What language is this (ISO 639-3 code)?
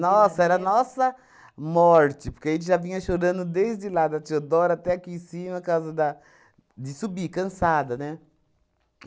por